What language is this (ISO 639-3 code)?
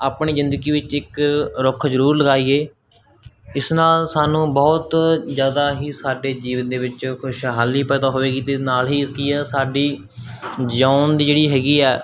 pan